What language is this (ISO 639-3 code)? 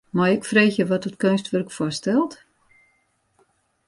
fry